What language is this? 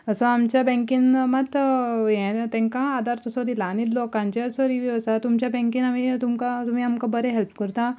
Konkani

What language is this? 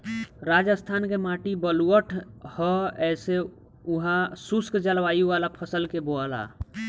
Bhojpuri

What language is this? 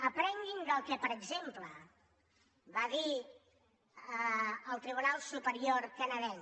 Catalan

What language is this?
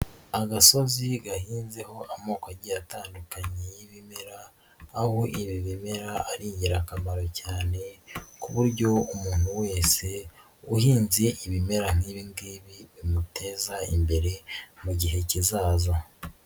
Kinyarwanda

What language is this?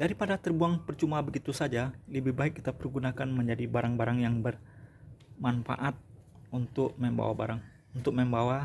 Indonesian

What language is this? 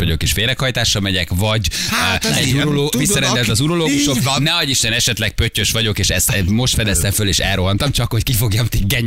Hungarian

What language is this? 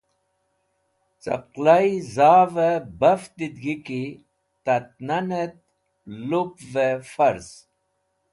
Wakhi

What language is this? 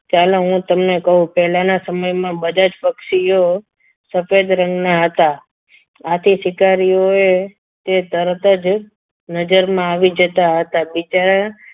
Gujarati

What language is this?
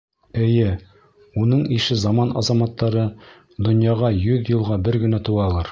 Bashkir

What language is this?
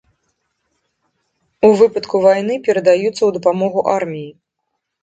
Belarusian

